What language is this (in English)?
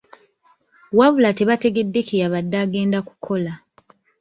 Ganda